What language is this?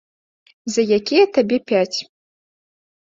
Belarusian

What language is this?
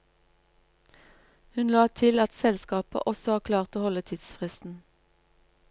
Norwegian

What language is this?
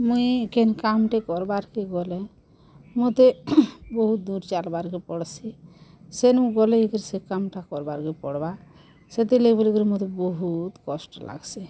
Odia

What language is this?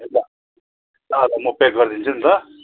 Nepali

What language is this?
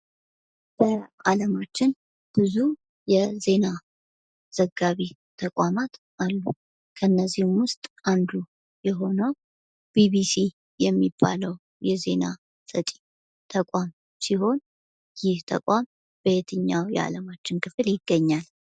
Amharic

